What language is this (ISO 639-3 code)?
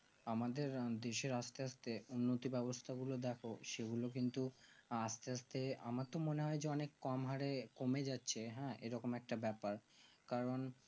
ben